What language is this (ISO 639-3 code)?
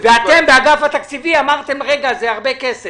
heb